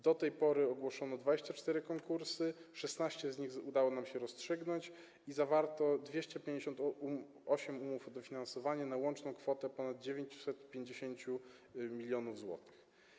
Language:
Polish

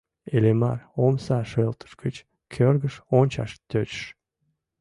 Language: Mari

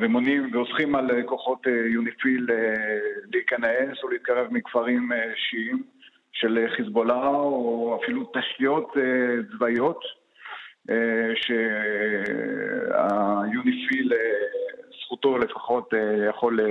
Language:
Hebrew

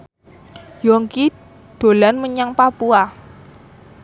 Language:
Javanese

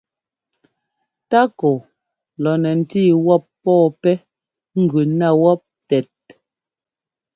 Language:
Ngomba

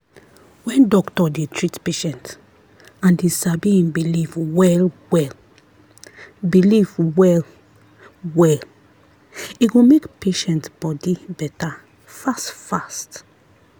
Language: Nigerian Pidgin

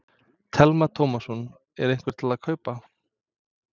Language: Icelandic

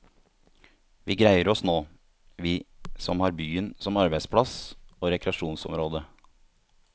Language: Norwegian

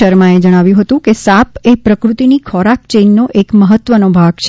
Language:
Gujarati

